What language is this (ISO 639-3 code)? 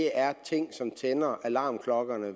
dan